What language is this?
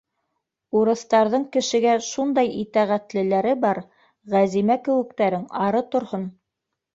Bashkir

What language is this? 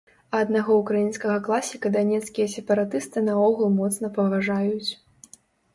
Belarusian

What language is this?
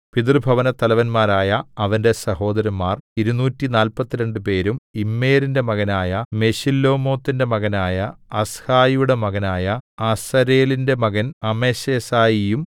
Malayalam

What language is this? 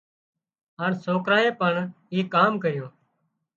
Wadiyara Koli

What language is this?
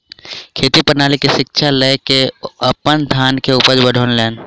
Maithili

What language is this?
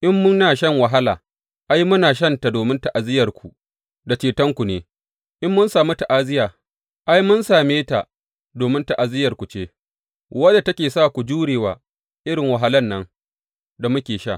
Hausa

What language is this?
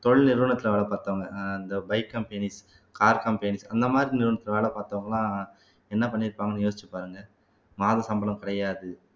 Tamil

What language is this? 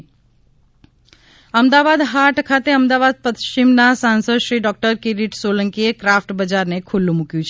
Gujarati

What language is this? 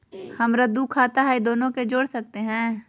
Magahi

